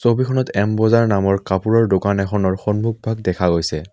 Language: Assamese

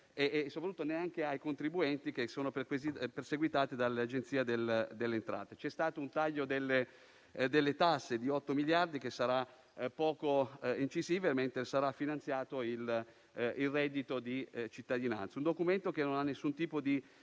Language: Italian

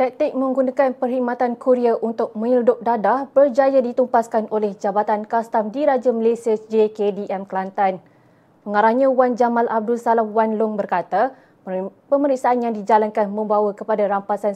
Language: Malay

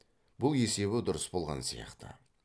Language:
Kazakh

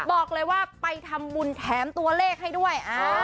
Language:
Thai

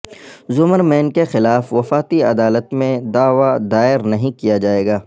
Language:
Urdu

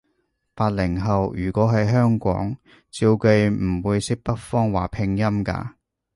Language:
Cantonese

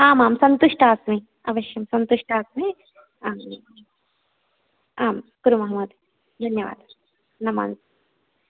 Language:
Sanskrit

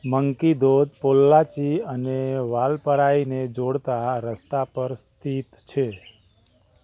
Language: Gujarati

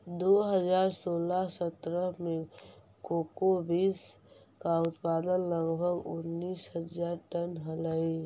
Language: Magahi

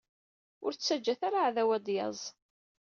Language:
Kabyle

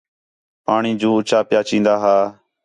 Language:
Khetrani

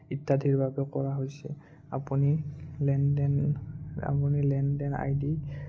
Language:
Assamese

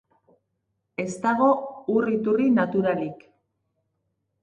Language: Basque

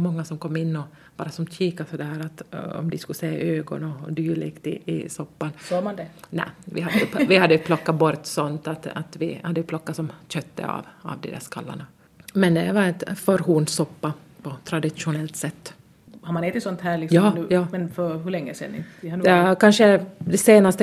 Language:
Swedish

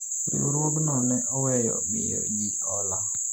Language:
Luo (Kenya and Tanzania)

